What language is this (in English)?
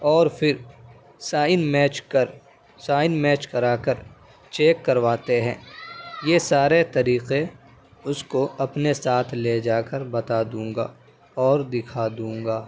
Urdu